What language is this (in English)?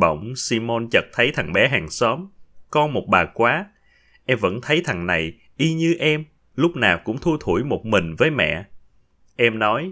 Vietnamese